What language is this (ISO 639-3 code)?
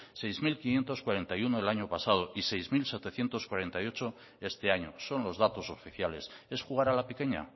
spa